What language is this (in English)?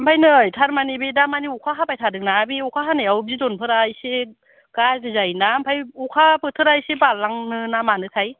Bodo